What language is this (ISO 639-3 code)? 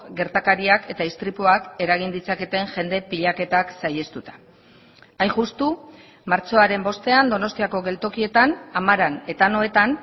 eus